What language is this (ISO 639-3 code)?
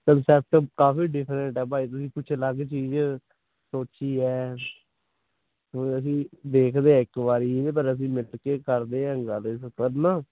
pan